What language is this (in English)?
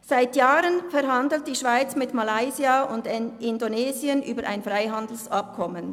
Swiss German